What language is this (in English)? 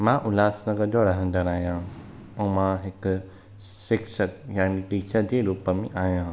Sindhi